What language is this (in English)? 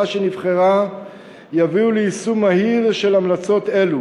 Hebrew